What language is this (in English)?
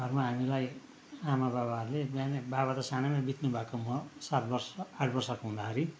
Nepali